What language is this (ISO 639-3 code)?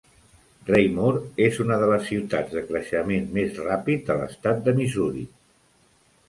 cat